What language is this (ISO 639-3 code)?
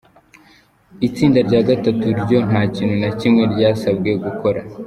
kin